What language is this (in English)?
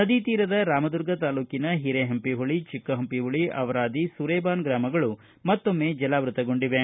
Kannada